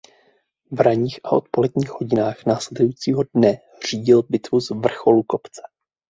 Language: Czech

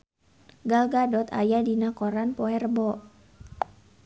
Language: Sundanese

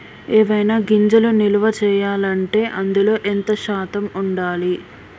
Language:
Telugu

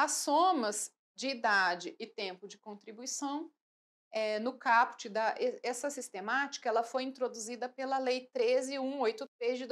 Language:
Portuguese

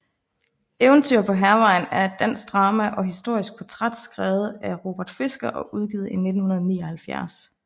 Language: Danish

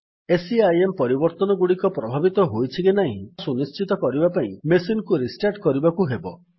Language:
Odia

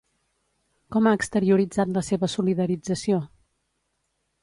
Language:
Catalan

